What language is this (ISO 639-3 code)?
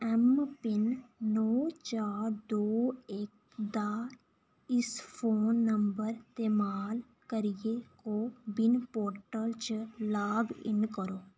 doi